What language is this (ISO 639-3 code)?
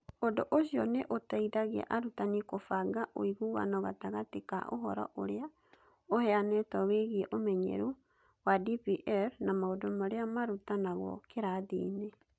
kik